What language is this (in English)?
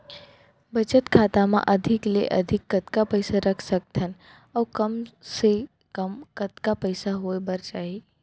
Chhattisgarhi